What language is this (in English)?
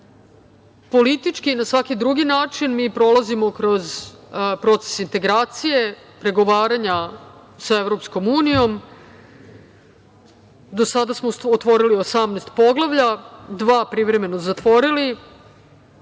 Serbian